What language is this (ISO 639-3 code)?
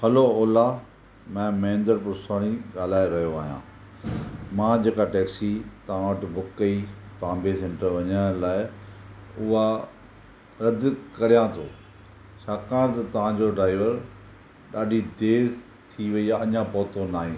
snd